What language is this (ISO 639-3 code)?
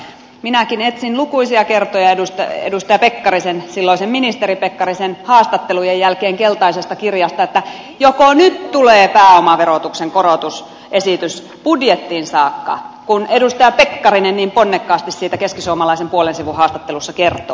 fin